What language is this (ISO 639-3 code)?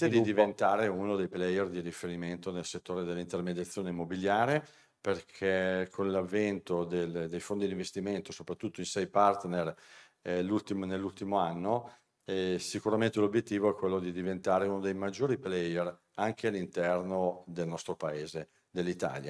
ita